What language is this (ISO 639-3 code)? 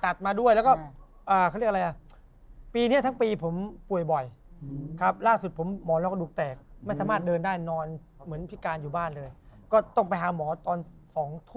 tha